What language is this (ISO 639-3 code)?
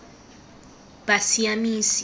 tsn